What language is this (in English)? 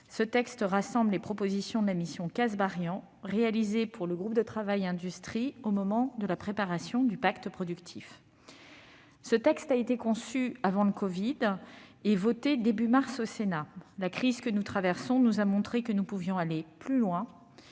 French